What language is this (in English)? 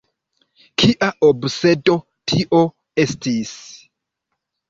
Esperanto